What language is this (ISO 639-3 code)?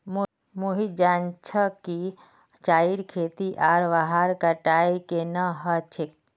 mag